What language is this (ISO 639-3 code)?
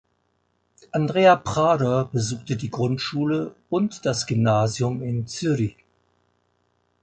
deu